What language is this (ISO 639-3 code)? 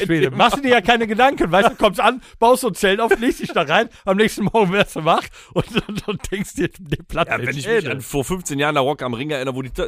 deu